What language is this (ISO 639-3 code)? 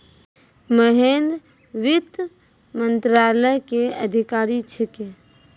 mai